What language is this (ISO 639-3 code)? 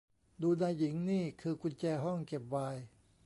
tha